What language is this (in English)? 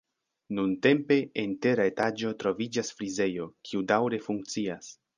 Esperanto